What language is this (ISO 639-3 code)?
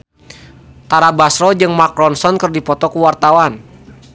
sun